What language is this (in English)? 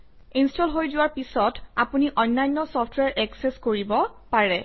Assamese